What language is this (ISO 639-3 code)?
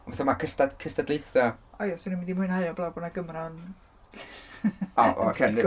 cym